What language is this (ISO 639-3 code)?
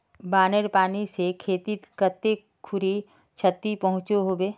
mag